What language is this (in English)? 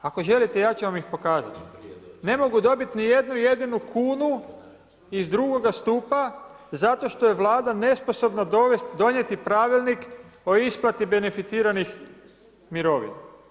Croatian